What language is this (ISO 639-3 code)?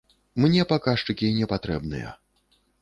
bel